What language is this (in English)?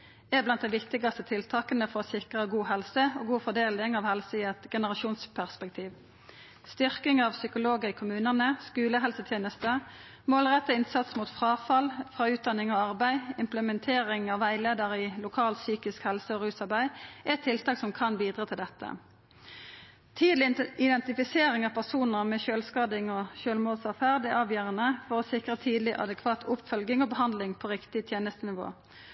Norwegian Nynorsk